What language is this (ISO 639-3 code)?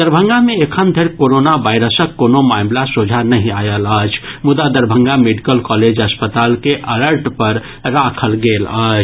mai